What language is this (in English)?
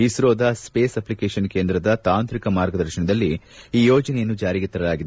Kannada